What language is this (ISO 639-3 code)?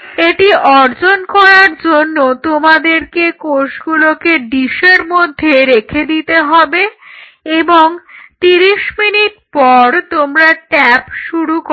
ben